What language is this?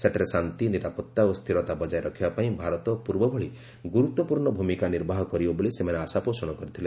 Odia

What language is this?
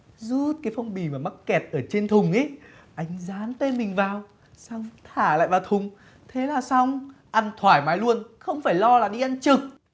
Vietnamese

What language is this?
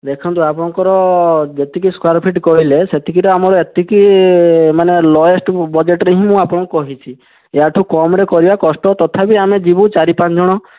Odia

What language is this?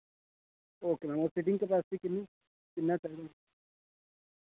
Dogri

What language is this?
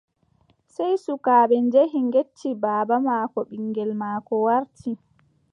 Adamawa Fulfulde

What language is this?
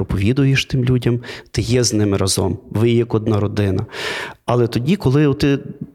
Ukrainian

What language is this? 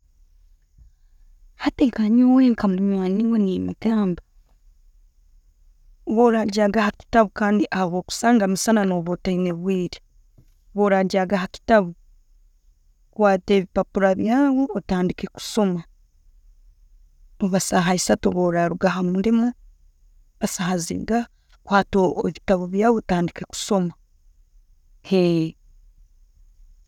Tooro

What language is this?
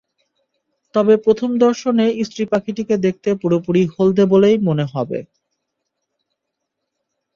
Bangla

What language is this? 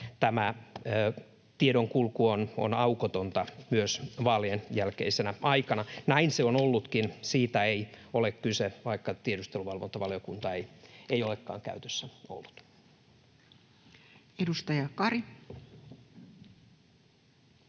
Finnish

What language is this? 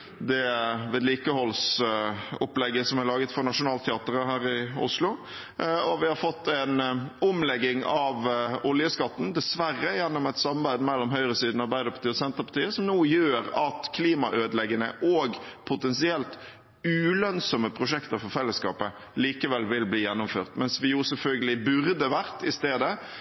Norwegian Bokmål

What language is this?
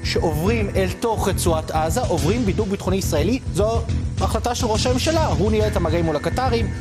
Hebrew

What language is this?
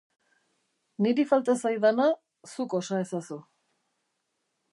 Basque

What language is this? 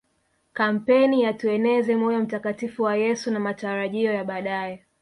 Swahili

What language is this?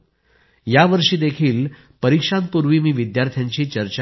Marathi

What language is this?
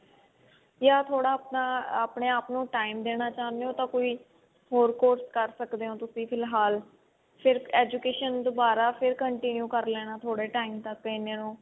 Punjabi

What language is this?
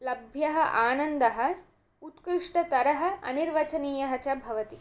Sanskrit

